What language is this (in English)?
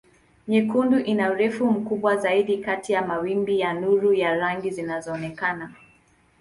Swahili